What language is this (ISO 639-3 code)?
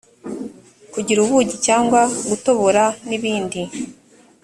kin